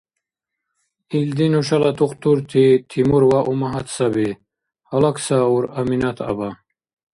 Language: Dargwa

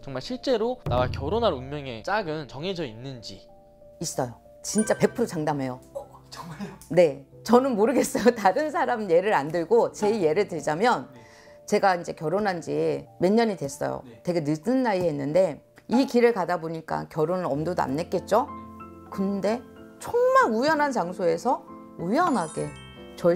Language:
Korean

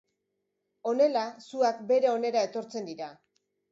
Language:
Basque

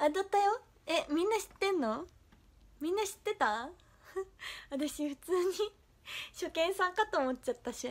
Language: Japanese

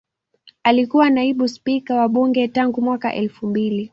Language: Swahili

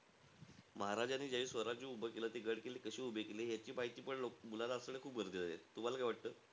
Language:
Marathi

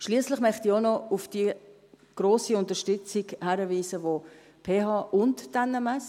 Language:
Swiss German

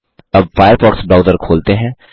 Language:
Hindi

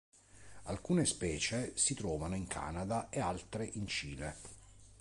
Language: Italian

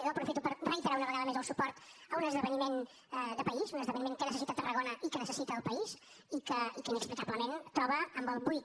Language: Catalan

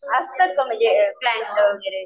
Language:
Marathi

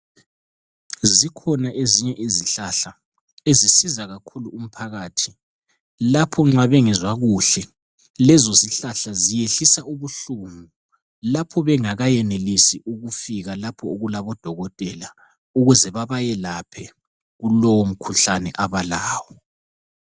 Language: North Ndebele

